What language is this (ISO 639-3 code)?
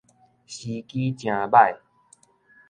nan